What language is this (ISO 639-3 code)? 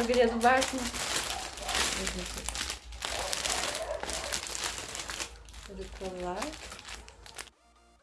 por